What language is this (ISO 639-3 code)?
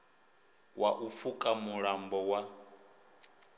ven